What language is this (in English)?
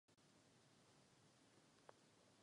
Czech